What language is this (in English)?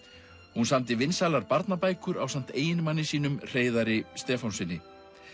Icelandic